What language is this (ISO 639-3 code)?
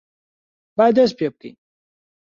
ckb